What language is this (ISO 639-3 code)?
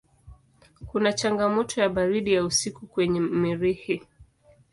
swa